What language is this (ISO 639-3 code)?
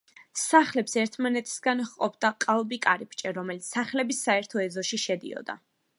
kat